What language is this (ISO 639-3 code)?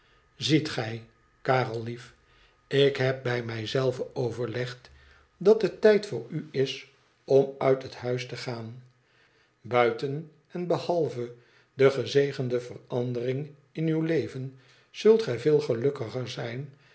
nld